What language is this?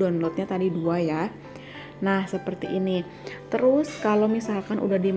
Indonesian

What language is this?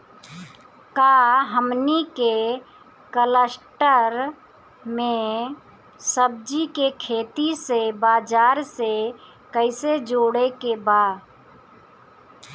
Bhojpuri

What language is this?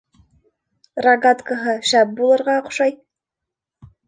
Bashkir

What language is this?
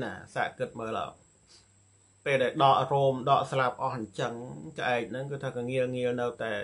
Thai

